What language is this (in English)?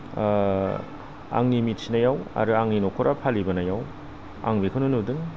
Bodo